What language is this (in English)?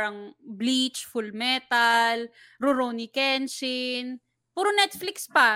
Filipino